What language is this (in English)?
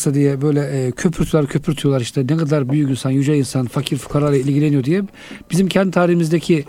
Turkish